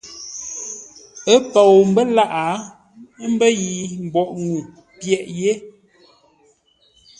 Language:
Ngombale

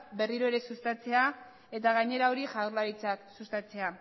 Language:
Basque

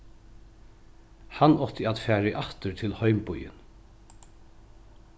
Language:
Faroese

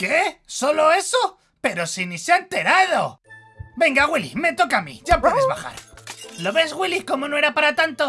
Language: Spanish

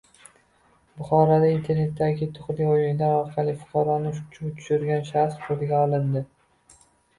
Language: Uzbek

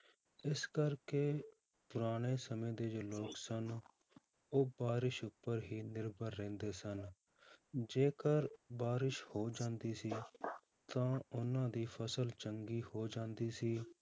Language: Punjabi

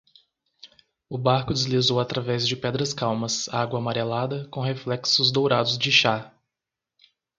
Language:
Portuguese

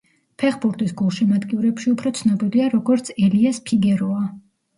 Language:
Georgian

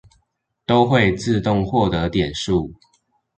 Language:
Chinese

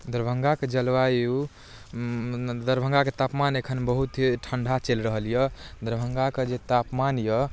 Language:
Maithili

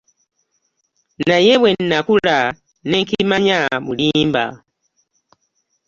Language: Ganda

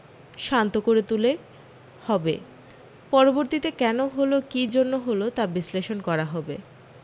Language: Bangla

